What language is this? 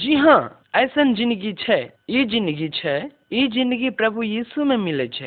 Hindi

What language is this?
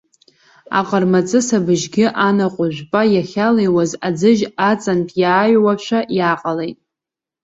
Abkhazian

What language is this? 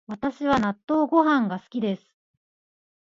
Japanese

